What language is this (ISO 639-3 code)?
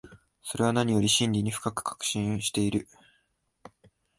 jpn